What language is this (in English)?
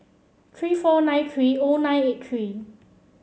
English